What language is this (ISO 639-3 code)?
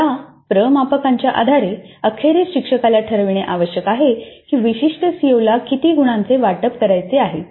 mar